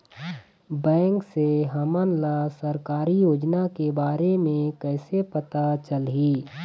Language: Chhattisgarhi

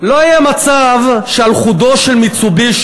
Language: Hebrew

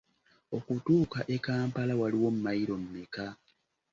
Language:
Ganda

